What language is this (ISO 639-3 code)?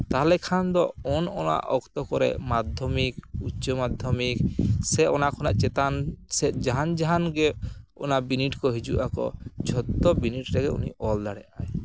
sat